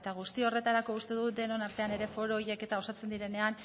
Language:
Basque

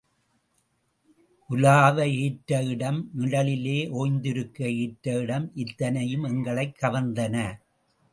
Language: Tamil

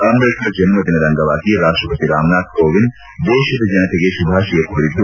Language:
Kannada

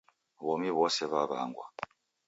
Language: Taita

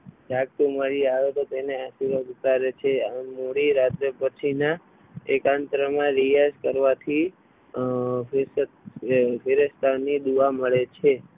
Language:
Gujarati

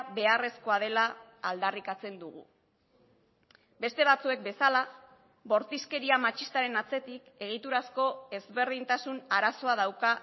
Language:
Basque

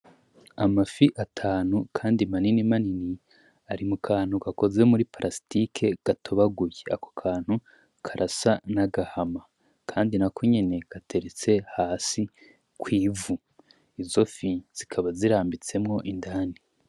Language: Rundi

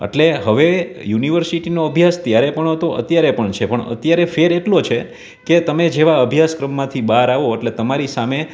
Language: Gujarati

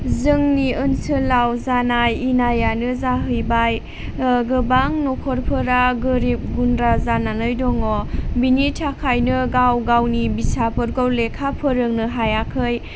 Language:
Bodo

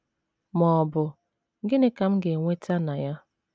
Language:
Igbo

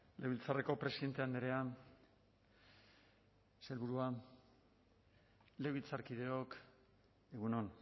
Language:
Basque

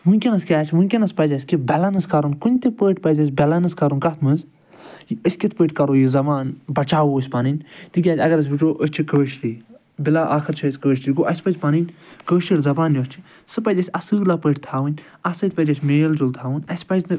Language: Kashmiri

